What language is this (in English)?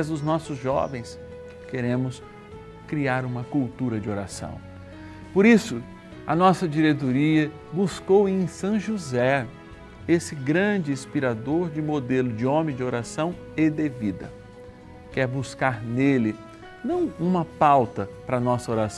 Portuguese